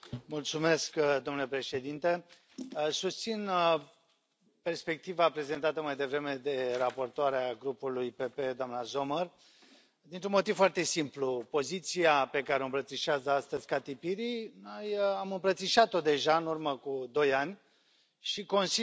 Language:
Romanian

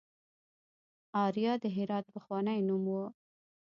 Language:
Pashto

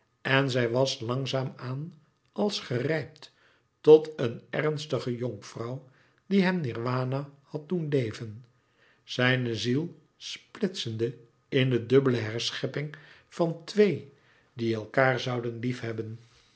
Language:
Dutch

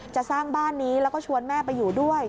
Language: Thai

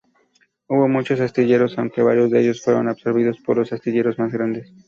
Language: Spanish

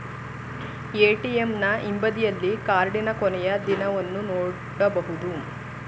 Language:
Kannada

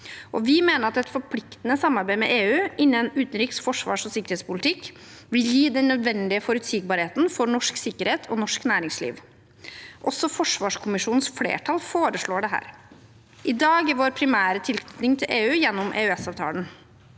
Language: Norwegian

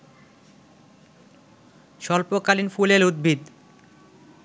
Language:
Bangla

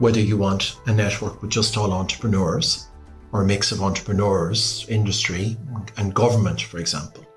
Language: English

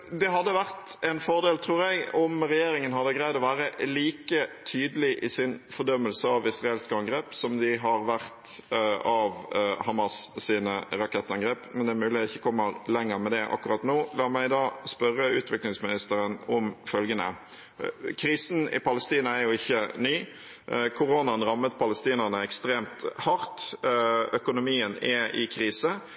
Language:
Norwegian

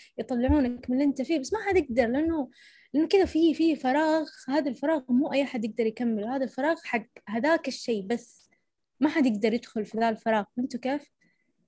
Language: Arabic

